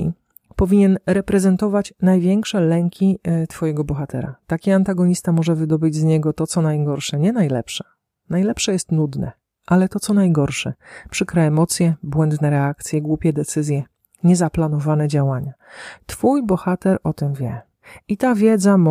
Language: Polish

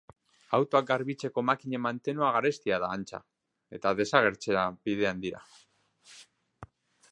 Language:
Basque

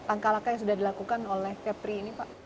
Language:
Indonesian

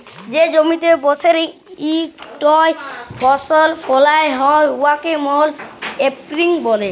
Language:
Bangla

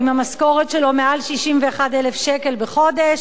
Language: Hebrew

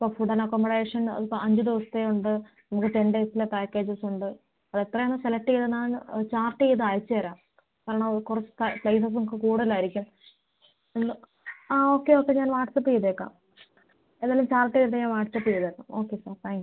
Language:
Malayalam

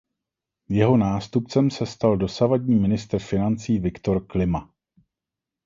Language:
Czech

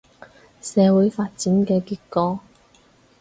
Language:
Cantonese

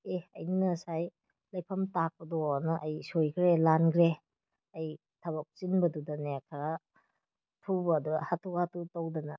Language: Manipuri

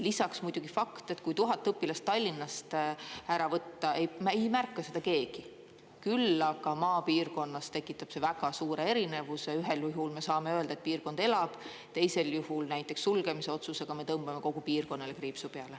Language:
Estonian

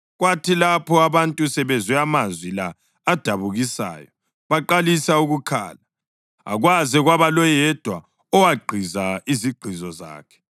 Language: North Ndebele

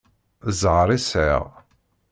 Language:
Kabyle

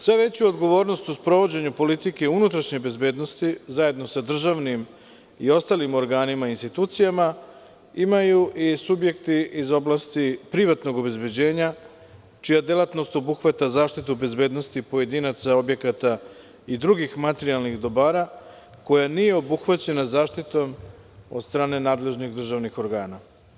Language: Serbian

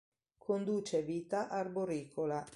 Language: Italian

